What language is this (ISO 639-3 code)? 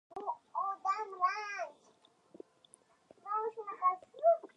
uzb